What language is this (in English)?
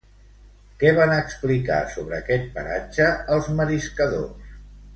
Catalan